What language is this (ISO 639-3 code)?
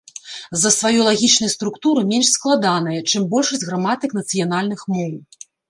bel